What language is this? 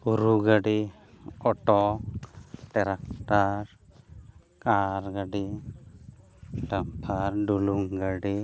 Santali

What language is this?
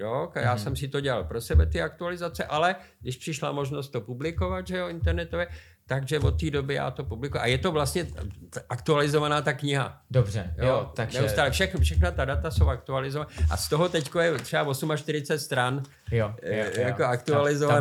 Czech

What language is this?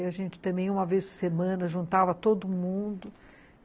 Portuguese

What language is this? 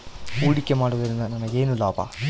Kannada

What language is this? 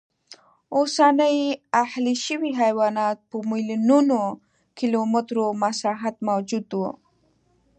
Pashto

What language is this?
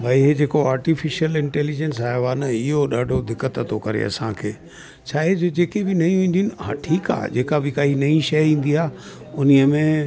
Sindhi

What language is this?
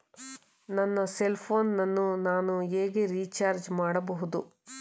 Kannada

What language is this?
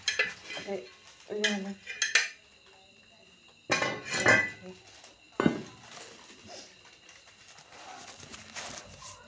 Dogri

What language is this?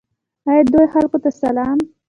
Pashto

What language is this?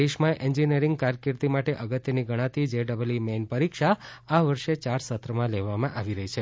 Gujarati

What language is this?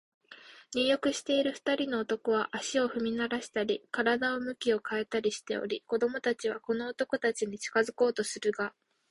Japanese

